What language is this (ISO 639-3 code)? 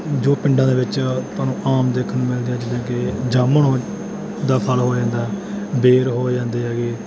pan